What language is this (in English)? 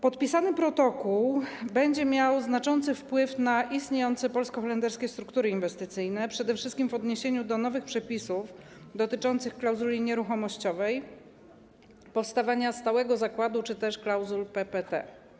Polish